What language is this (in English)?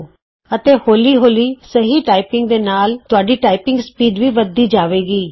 Punjabi